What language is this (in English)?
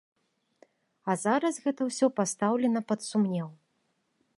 Belarusian